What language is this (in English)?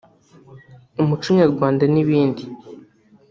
Kinyarwanda